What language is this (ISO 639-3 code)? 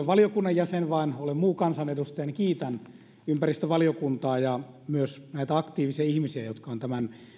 fin